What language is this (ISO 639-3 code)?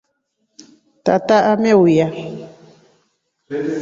rof